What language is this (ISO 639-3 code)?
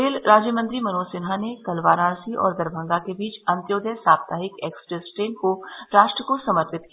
hin